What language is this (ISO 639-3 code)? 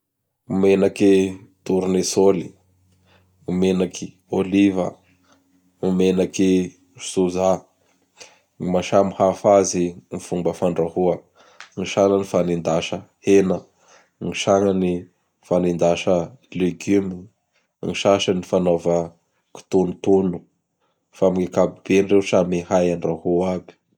bhr